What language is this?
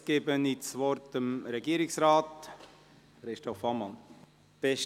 Swiss German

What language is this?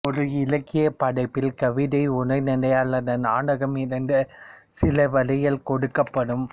Tamil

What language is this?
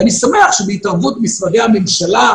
Hebrew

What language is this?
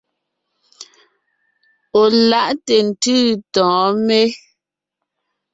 Ngiemboon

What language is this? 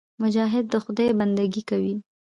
Pashto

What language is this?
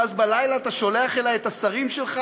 Hebrew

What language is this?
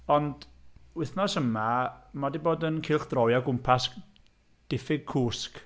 Welsh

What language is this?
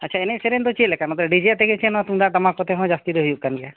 Santali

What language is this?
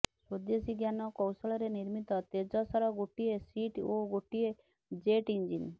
Odia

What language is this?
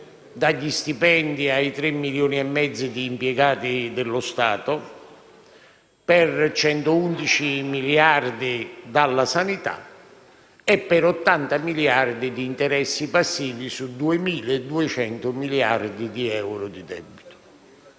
Italian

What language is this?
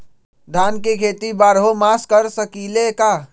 Magahi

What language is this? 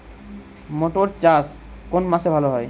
Bangla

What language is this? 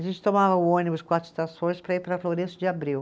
Portuguese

